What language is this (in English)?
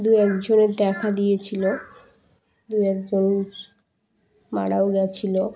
Bangla